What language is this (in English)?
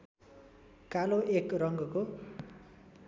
Nepali